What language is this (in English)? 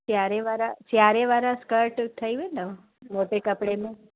Sindhi